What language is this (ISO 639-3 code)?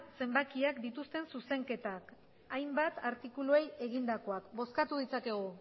eus